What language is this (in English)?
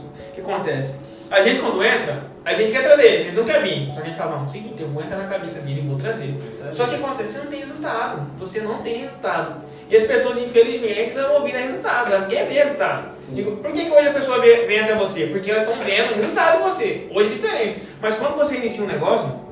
Portuguese